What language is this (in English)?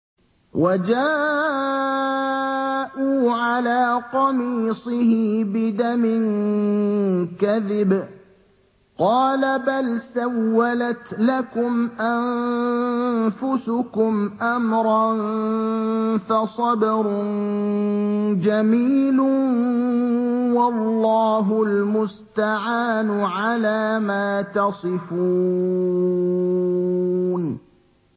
Arabic